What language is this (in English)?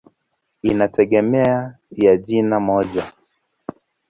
Swahili